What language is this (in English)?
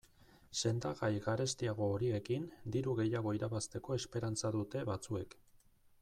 Basque